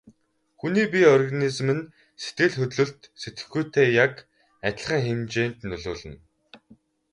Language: Mongolian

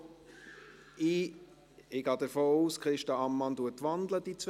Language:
Swiss German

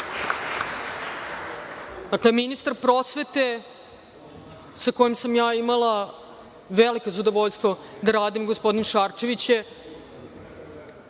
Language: Serbian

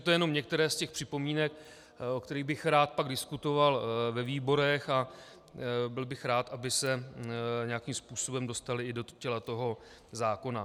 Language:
Czech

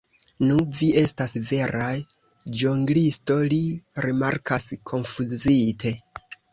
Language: Esperanto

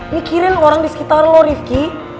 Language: Indonesian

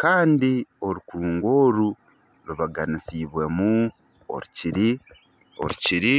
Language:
Nyankole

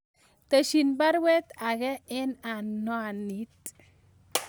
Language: Kalenjin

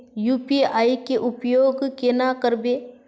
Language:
Magahi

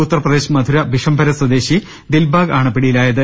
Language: Malayalam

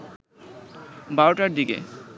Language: Bangla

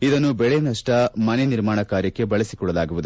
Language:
Kannada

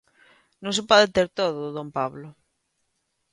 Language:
Galician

